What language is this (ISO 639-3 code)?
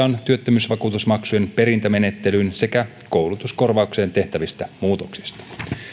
fin